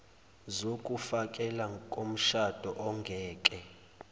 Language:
Zulu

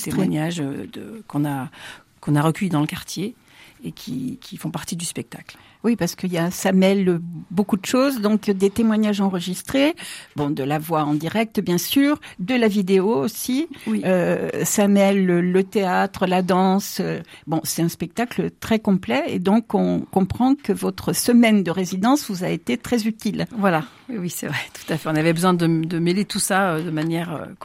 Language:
French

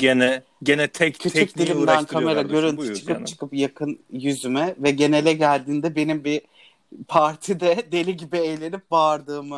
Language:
Turkish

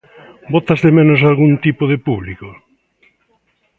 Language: Galician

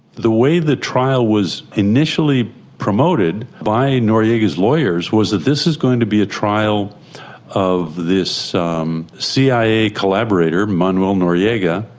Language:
English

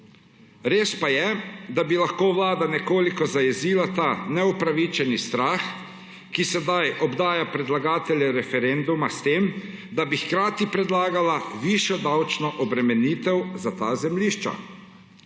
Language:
Slovenian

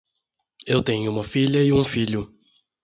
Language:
Portuguese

